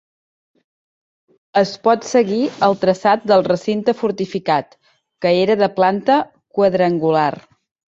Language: Catalan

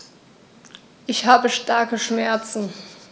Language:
German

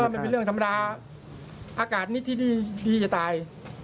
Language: Thai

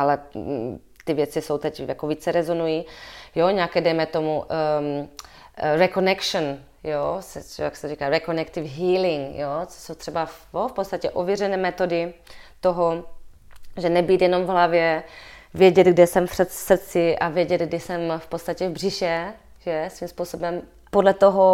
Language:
Czech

